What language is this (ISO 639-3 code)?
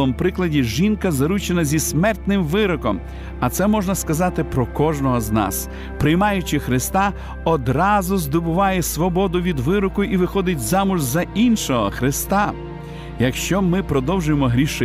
ukr